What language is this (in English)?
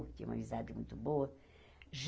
Portuguese